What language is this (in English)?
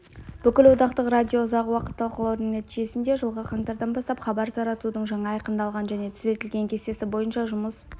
Kazakh